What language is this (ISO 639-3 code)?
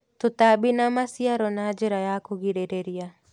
kik